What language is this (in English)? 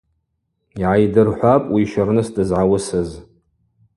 Abaza